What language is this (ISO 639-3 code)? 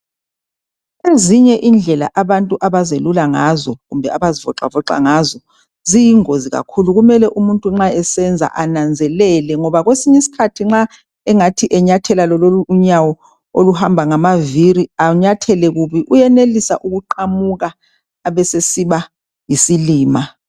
nde